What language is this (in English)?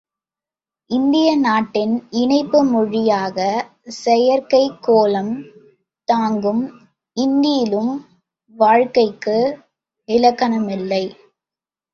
Tamil